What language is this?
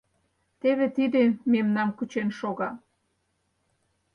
Mari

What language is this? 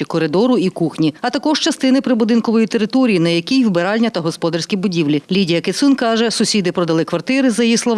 Ukrainian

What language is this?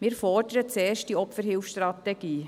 Swiss German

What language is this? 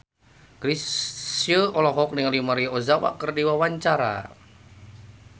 Sundanese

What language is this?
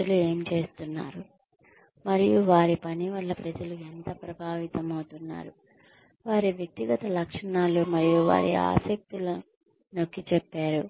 Telugu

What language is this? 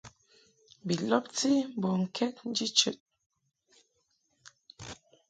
Mungaka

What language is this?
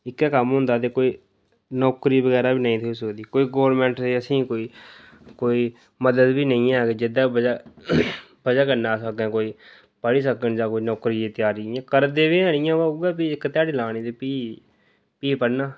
Dogri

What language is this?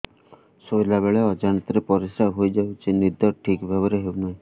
Odia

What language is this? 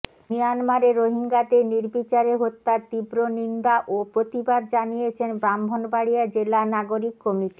Bangla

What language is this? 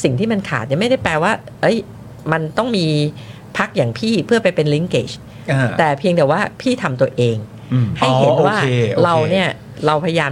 Thai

